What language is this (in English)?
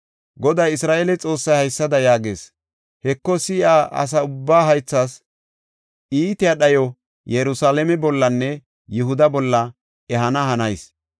Gofa